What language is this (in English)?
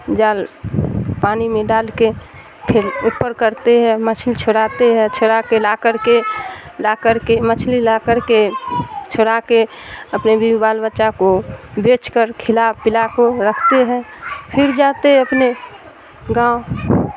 Urdu